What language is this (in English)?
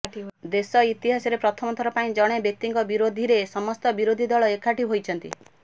Odia